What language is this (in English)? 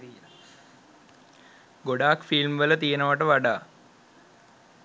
Sinhala